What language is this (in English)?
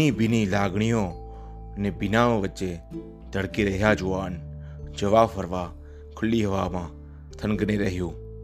Gujarati